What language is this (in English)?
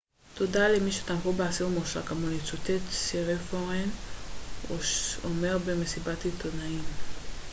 Hebrew